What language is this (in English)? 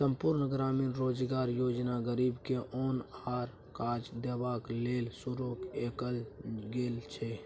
Maithili